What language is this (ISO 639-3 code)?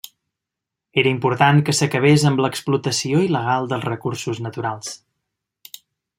cat